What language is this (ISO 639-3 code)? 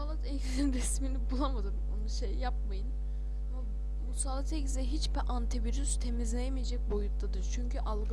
tur